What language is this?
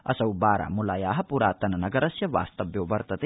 Sanskrit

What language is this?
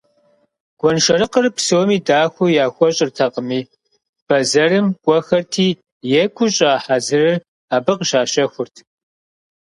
Kabardian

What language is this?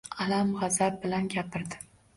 Uzbek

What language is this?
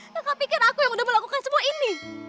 Indonesian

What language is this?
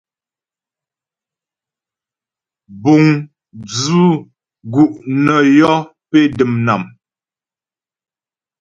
Ghomala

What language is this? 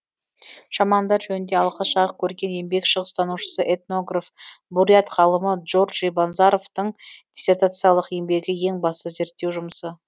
Kazakh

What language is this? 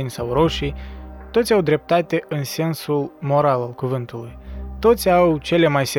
Romanian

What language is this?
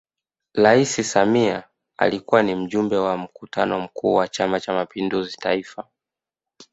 Swahili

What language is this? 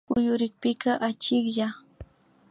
Imbabura Highland Quichua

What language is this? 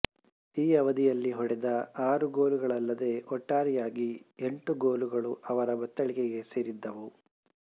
Kannada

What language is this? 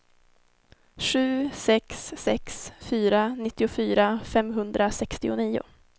Swedish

